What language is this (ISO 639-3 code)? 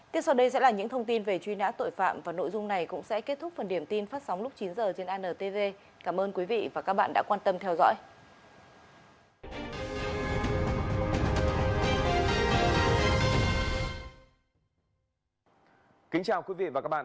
vie